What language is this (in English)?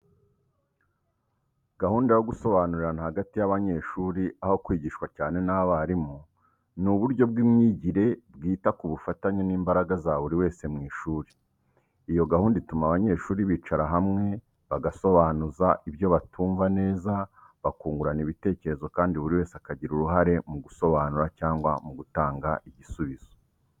Kinyarwanda